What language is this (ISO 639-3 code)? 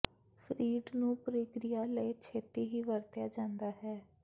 pan